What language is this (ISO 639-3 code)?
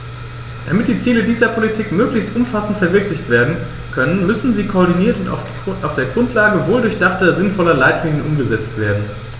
deu